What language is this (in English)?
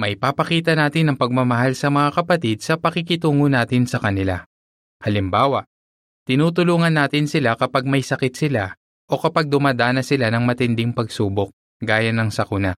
Filipino